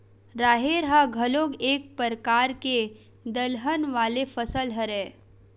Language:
Chhattisgarhi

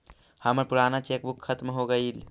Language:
Magahi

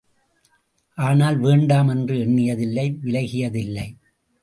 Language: Tamil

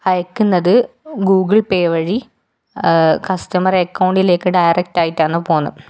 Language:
Malayalam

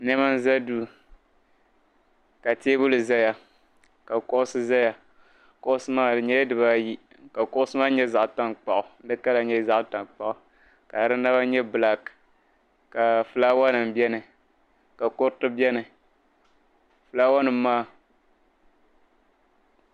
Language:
Dagbani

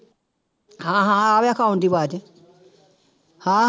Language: Punjabi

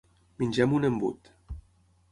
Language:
Catalan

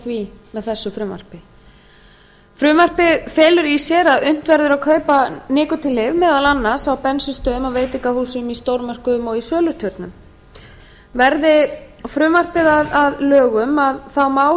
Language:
Icelandic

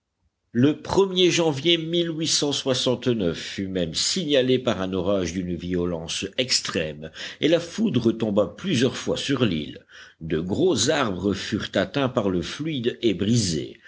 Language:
French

